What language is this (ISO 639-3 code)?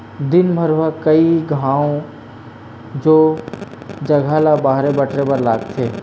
hne